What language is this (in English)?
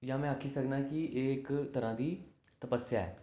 Dogri